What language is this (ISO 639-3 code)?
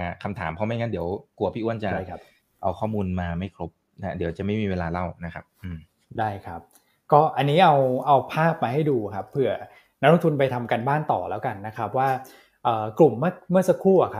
tha